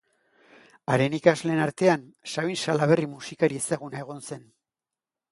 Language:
Basque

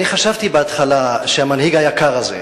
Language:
Hebrew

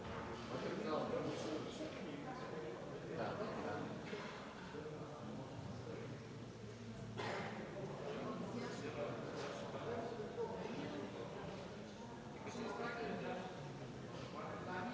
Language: Bulgarian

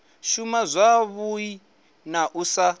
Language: Venda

